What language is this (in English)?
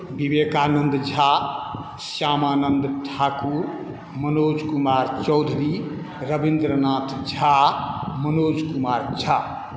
Maithili